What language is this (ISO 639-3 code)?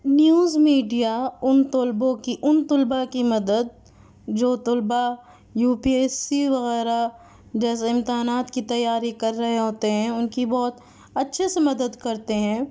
urd